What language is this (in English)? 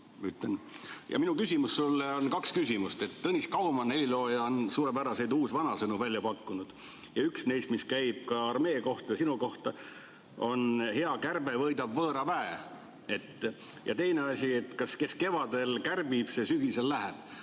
Estonian